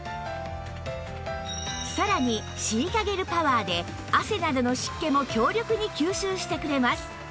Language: Japanese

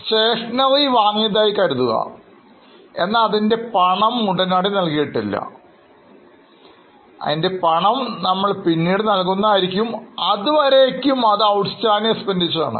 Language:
Malayalam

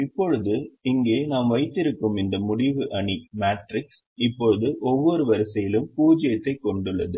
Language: Tamil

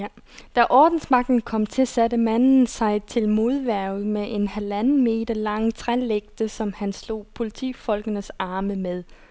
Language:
Danish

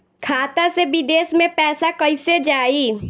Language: Bhojpuri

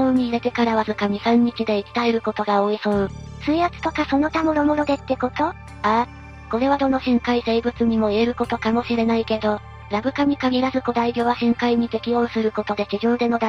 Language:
Japanese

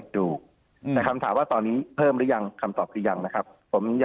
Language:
Thai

